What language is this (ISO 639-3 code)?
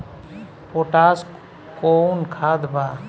bho